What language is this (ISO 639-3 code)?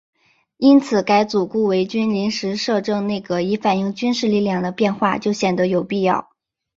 zho